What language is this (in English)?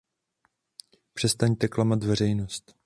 Czech